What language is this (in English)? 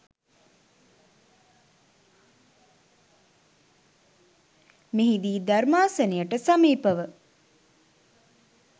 Sinhala